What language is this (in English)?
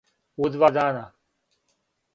Serbian